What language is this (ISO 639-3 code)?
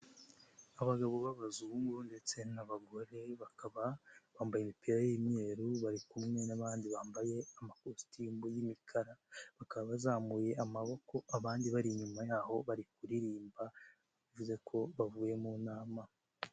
kin